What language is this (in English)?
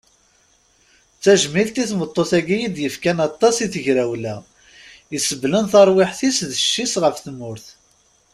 Kabyle